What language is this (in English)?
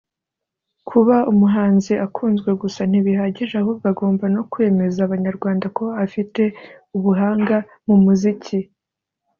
Kinyarwanda